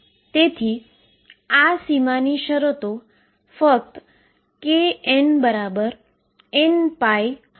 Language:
Gujarati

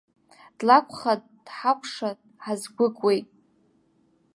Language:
Abkhazian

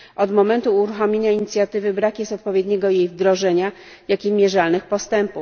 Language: Polish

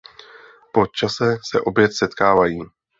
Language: Czech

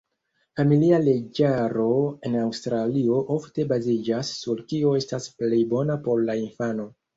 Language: Esperanto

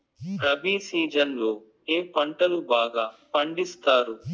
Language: Telugu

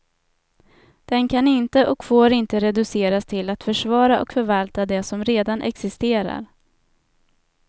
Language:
Swedish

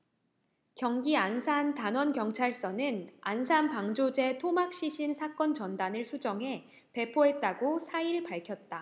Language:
Korean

